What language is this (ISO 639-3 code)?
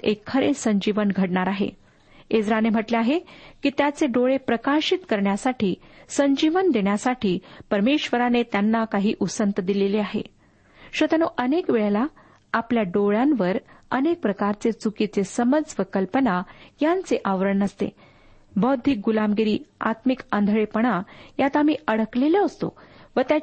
mar